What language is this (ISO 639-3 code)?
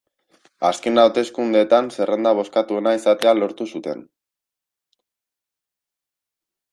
eus